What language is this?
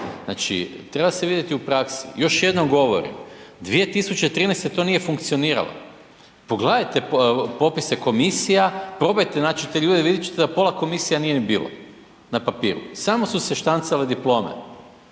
Croatian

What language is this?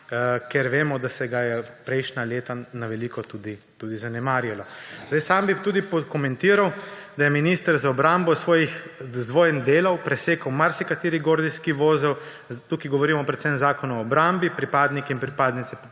Slovenian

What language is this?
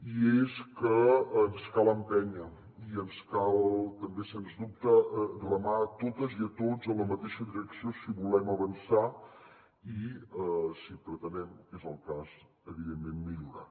Catalan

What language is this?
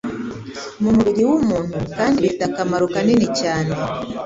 Kinyarwanda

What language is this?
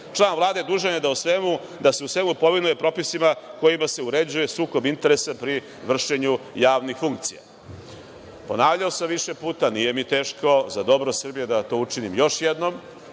Serbian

